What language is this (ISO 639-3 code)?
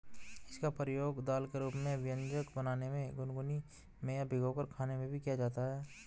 hin